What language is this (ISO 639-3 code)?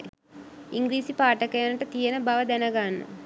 sin